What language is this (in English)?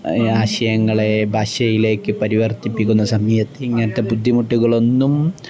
Malayalam